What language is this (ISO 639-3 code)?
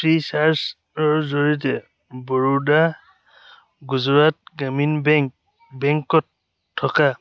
asm